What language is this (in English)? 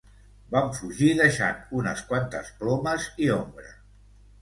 Catalan